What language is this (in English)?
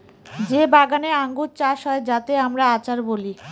Bangla